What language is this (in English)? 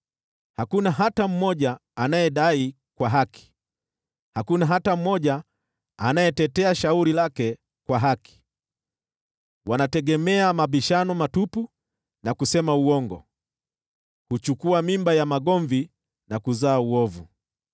Swahili